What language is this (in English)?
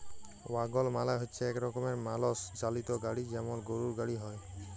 Bangla